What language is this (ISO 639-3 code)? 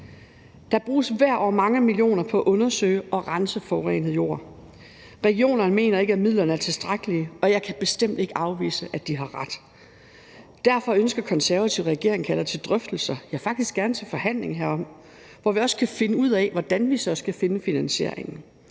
dan